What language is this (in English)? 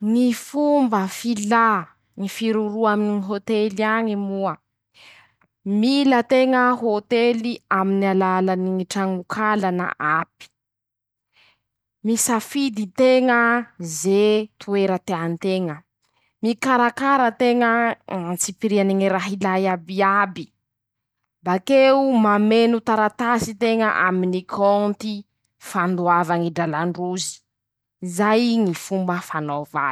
Masikoro Malagasy